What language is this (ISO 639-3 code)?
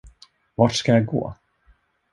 swe